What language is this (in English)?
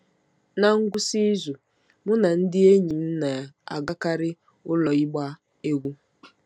Igbo